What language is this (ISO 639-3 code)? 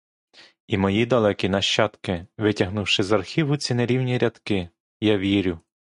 ukr